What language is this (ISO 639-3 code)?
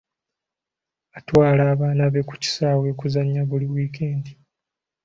lug